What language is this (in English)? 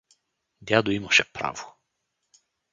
Bulgarian